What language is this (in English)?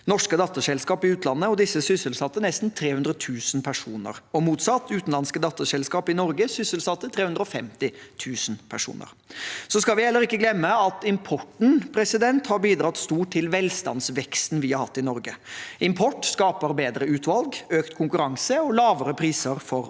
Norwegian